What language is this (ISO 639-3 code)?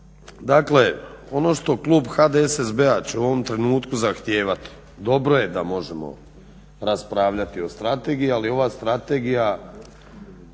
hrv